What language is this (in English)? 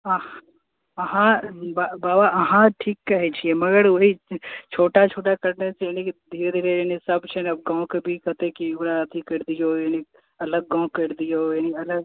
Maithili